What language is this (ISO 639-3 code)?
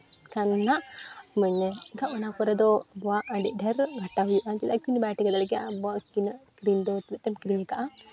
sat